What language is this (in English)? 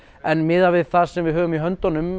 Icelandic